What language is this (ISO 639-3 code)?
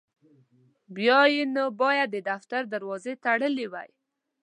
pus